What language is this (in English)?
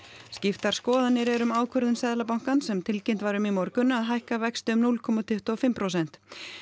Icelandic